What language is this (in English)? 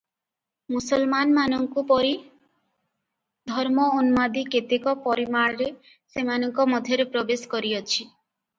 Odia